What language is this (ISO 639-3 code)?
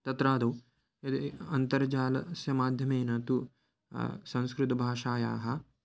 san